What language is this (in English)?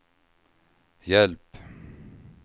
Swedish